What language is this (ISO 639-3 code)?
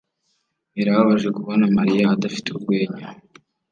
kin